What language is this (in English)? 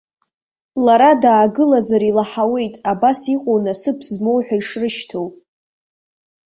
Abkhazian